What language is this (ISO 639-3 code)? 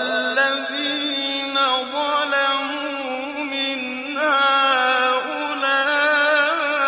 ara